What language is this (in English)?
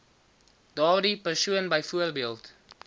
Afrikaans